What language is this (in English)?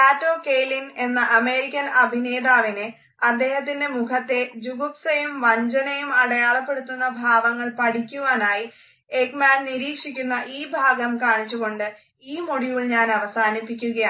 Malayalam